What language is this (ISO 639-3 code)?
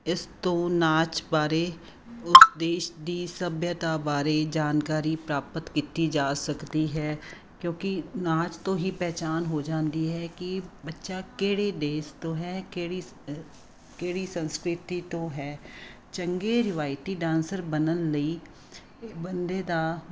pan